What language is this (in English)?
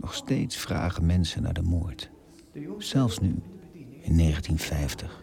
Dutch